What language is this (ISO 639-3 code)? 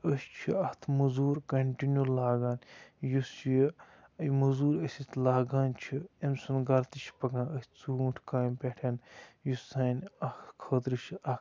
kas